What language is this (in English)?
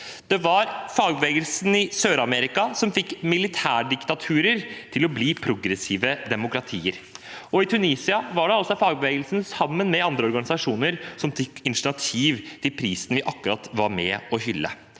Norwegian